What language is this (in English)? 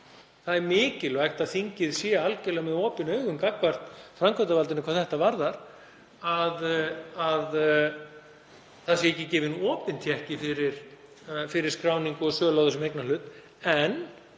Icelandic